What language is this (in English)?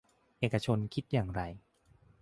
Thai